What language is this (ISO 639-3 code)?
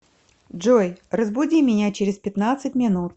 rus